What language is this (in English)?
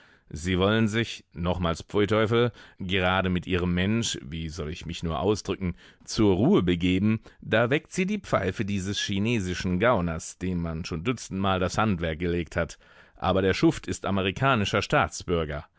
German